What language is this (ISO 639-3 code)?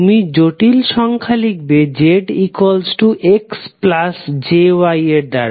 ben